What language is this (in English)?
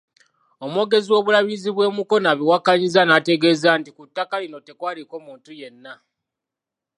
Ganda